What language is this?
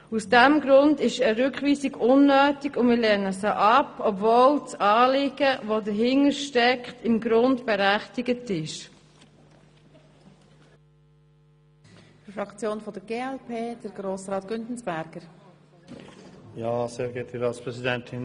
Swiss German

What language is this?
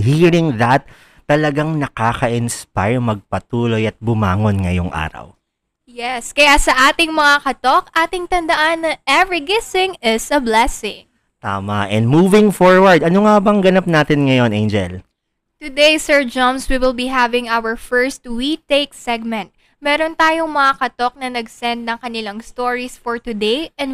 Filipino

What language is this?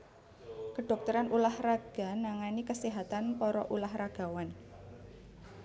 Javanese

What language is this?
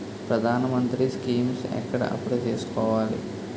Telugu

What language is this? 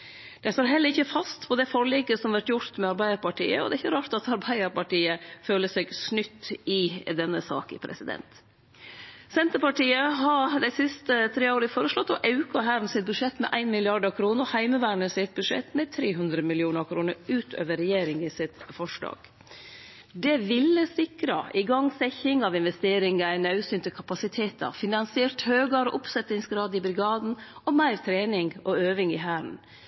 Norwegian Nynorsk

